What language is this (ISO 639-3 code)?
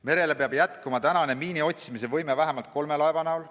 est